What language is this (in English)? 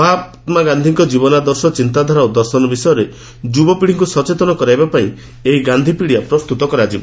Odia